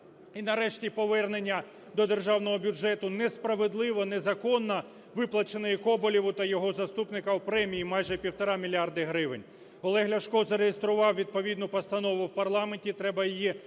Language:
Ukrainian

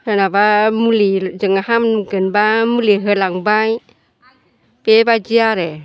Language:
Bodo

